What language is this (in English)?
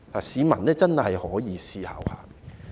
Cantonese